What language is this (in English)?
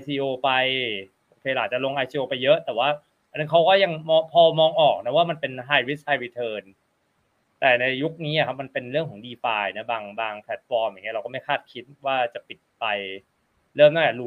Thai